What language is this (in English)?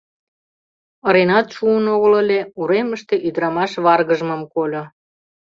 Mari